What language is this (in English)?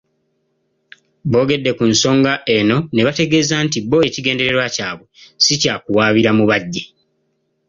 Ganda